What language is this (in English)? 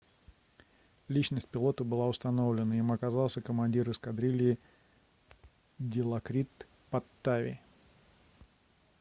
Russian